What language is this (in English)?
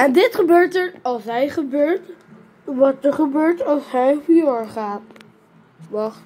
Dutch